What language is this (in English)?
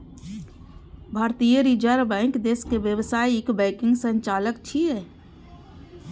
Maithili